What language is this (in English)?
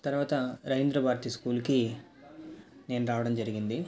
Telugu